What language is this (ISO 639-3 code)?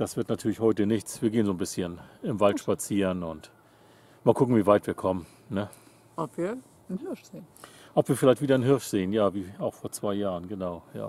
deu